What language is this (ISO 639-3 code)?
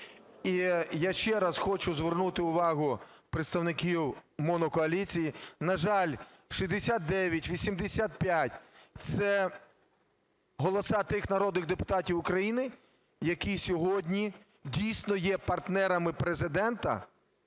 ukr